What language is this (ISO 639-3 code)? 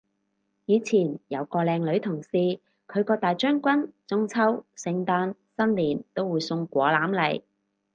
yue